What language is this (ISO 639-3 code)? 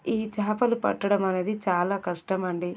tel